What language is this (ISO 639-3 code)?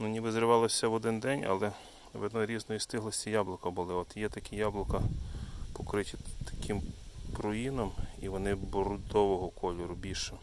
ukr